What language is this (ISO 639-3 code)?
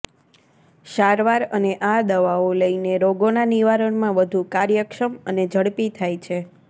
guj